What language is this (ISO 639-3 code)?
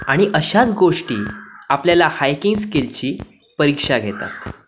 mar